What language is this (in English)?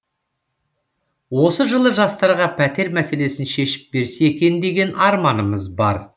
Kazakh